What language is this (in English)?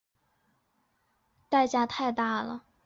Chinese